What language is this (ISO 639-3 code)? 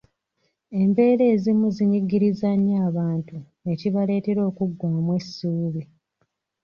lug